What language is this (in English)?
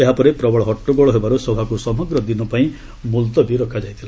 Odia